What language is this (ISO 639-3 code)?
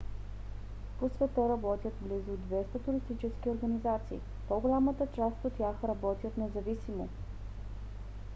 bul